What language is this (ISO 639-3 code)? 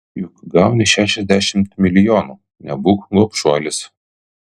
lit